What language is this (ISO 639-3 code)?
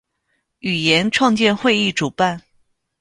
zho